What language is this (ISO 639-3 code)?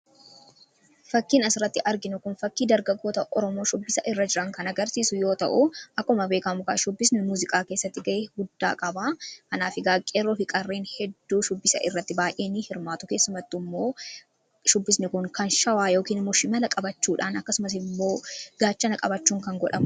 orm